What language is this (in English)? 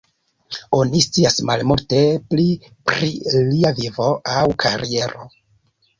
Esperanto